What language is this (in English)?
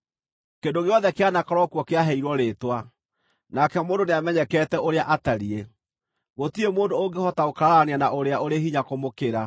Kikuyu